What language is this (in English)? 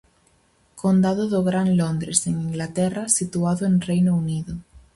Galician